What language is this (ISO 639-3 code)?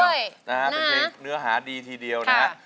tha